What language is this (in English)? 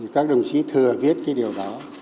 Vietnamese